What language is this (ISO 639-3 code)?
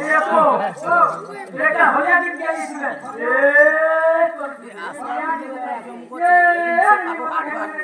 tha